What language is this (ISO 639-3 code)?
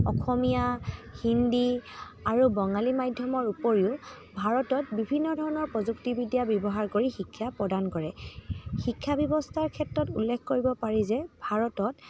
asm